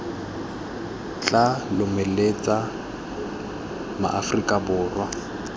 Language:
Tswana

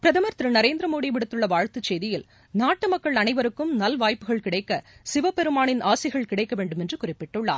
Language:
Tamil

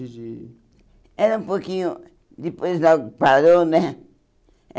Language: Portuguese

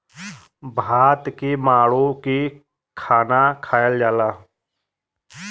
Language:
Bhojpuri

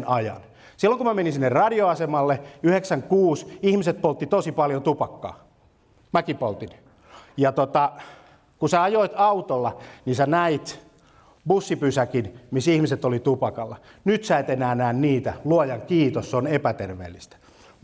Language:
Finnish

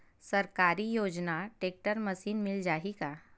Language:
Chhattisgarhi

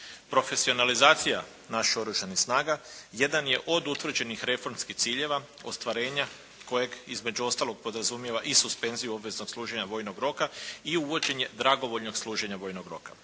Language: Croatian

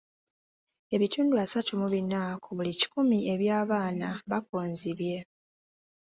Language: Ganda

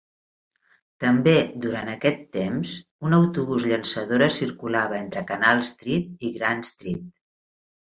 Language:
Catalan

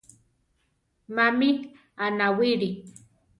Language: Central Tarahumara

